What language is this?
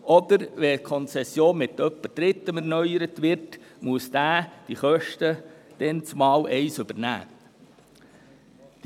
Swiss German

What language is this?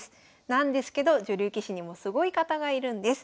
Japanese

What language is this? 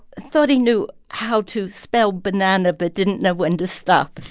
English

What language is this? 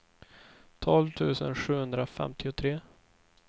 Swedish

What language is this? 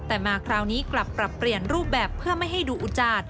Thai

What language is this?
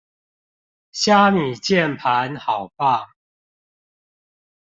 Chinese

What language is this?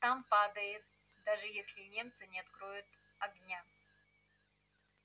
Russian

